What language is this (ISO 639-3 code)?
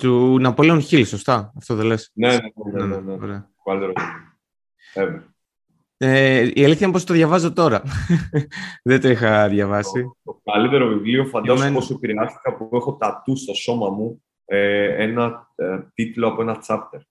ell